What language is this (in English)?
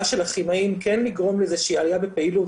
Hebrew